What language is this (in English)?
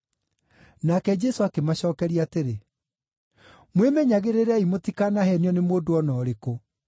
Kikuyu